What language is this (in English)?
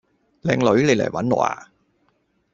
Cantonese